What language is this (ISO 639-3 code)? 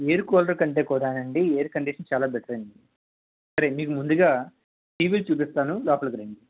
tel